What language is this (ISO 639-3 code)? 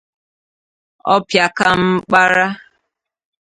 ibo